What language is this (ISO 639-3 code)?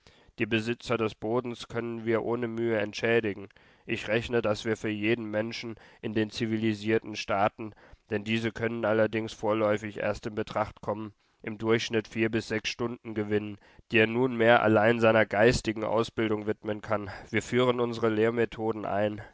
deu